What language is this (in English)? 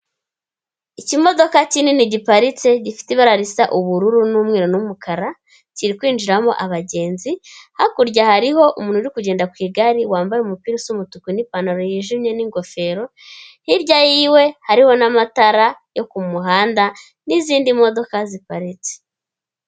Kinyarwanda